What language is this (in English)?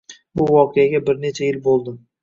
Uzbek